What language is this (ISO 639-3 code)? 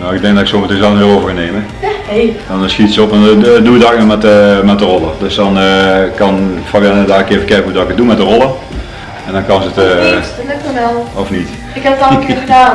nld